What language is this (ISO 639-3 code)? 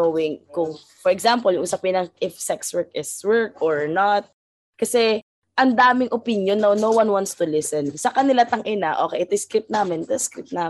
fil